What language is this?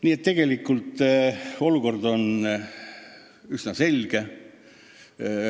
Estonian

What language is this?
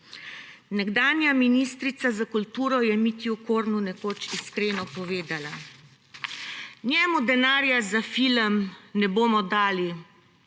Slovenian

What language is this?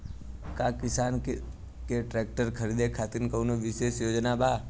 Bhojpuri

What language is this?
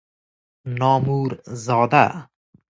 Persian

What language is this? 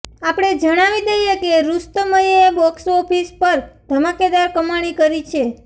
Gujarati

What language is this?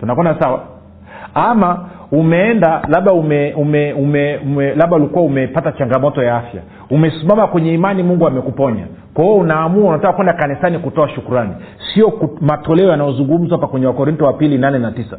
Swahili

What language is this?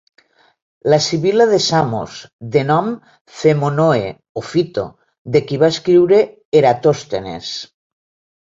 Catalan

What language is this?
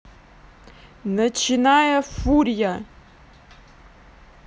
Russian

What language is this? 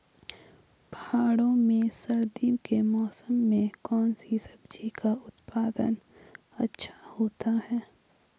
Hindi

